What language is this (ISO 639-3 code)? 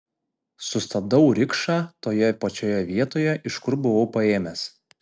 lit